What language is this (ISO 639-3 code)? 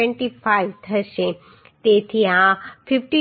guj